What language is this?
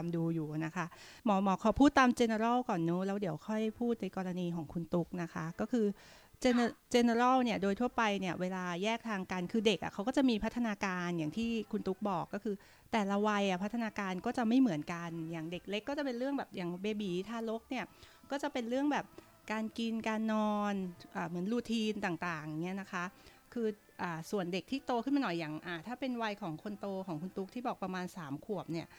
Thai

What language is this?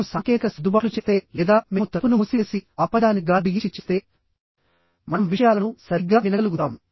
Telugu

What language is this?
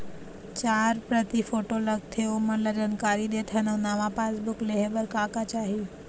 Chhattisgarhi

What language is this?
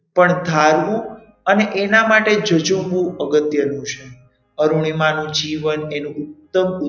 Gujarati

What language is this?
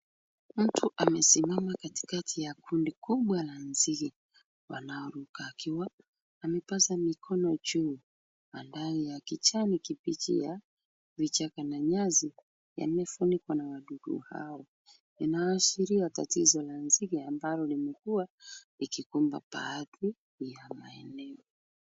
Swahili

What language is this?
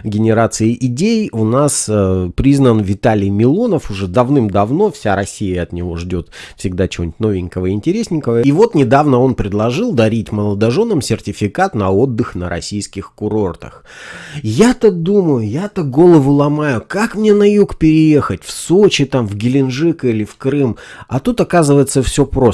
Russian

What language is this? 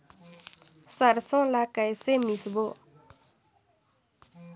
Chhattisgarhi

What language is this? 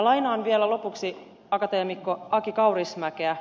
Finnish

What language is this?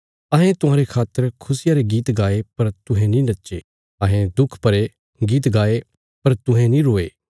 Bilaspuri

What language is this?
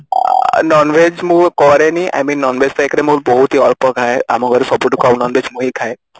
Odia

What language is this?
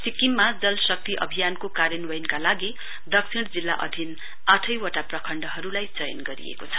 Nepali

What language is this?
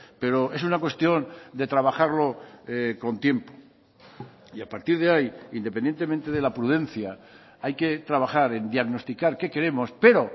Spanish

